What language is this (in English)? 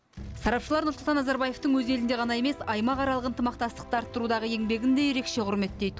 Kazakh